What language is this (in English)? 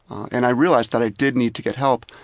English